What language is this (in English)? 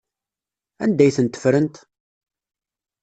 Kabyle